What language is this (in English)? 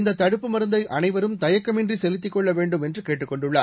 Tamil